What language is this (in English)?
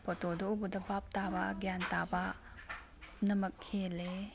Manipuri